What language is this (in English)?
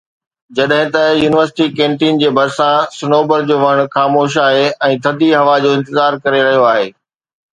Sindhi